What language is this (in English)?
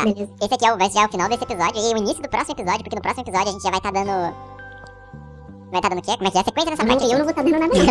Portuguese